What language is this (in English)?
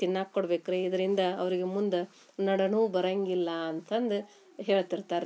Kannada